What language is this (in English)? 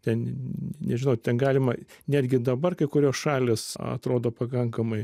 Lithuanian